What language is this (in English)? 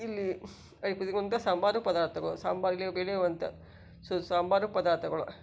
Kannada